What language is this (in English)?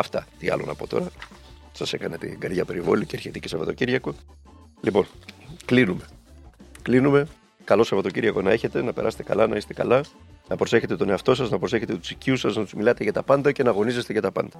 Greek